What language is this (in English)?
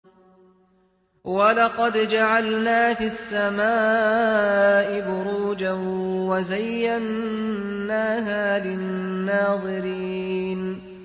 Arabic